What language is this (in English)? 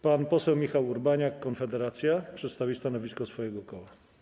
Polish